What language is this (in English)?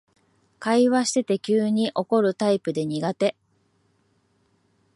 Japanese